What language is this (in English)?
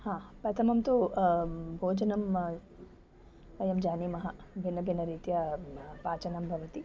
Sanskrit